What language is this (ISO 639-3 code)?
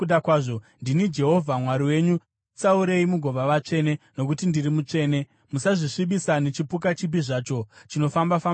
sna